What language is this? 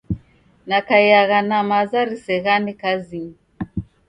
Taita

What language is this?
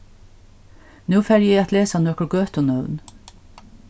Faroese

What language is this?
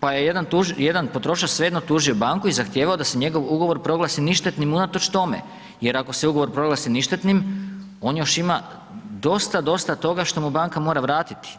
Croatian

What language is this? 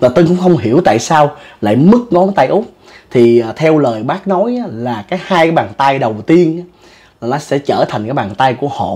Vietnamese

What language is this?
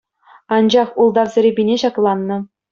Chuvash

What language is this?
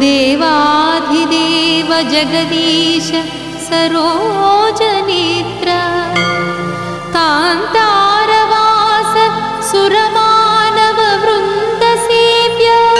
Marathi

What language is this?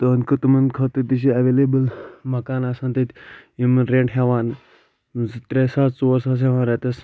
Kashmiri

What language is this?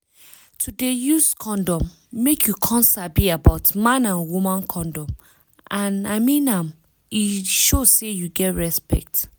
Nigerian Pidgin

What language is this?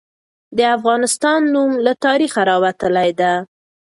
Pashto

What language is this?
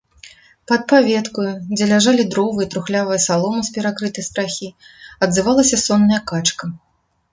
Belarusian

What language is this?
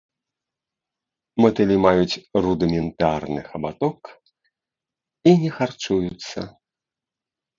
Belarusian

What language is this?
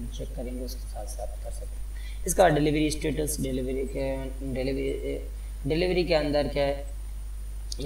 Hindi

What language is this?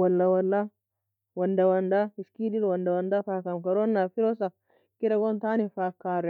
Nobiin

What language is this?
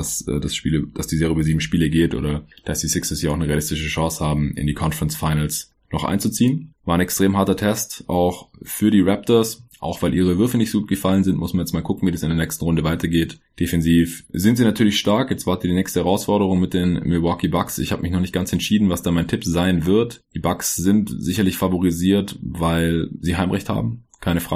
German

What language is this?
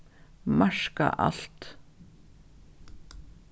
Faroese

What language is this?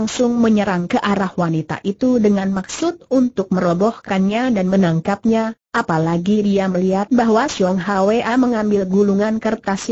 Indonesian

